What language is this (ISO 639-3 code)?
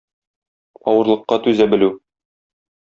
tat